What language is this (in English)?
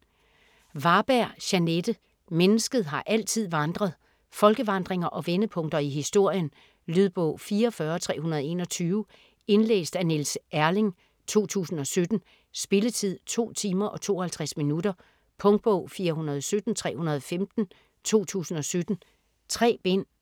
Danish